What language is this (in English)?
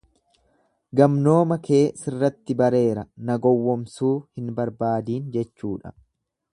Oromo